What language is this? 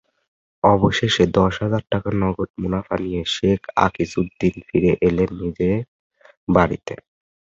Bangla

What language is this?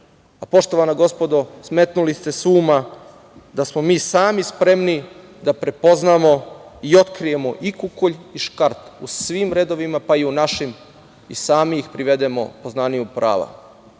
Serbian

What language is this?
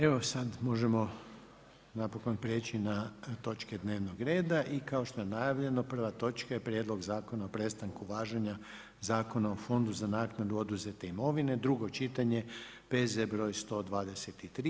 Croatian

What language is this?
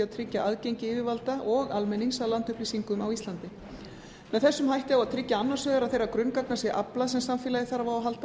Icelandic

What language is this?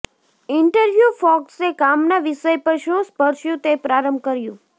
Gujarati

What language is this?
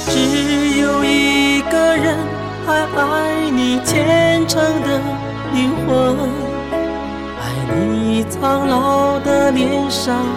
Chinese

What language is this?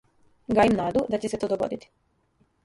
Serbian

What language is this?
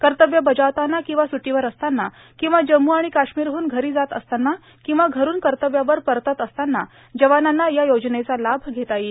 Marathi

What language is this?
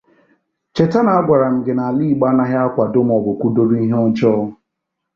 Igbo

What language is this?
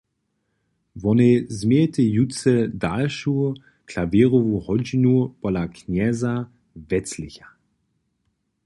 Upper Sorbian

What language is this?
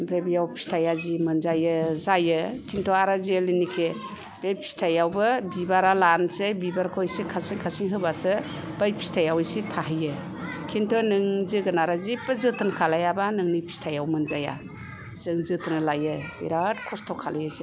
Bodo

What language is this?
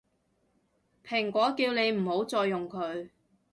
Cantonese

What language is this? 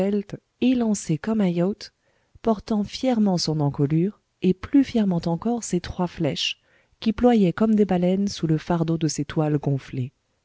French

